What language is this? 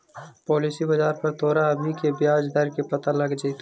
Magahi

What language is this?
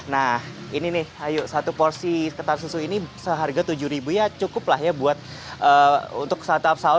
Indonesian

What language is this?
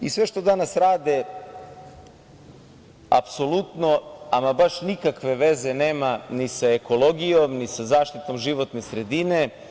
Serbian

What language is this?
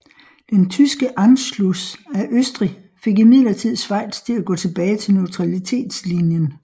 Danish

